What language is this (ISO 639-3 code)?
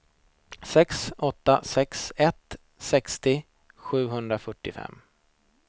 swe